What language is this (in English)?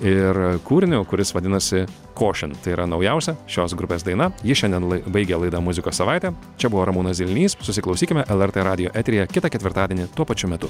Lithuanian